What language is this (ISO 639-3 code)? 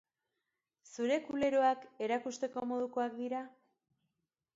eus